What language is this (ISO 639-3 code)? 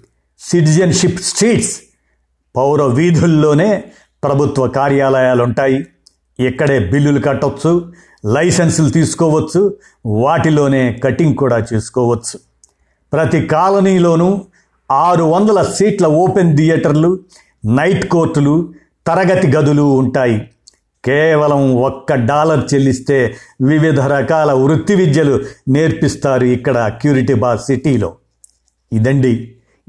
tel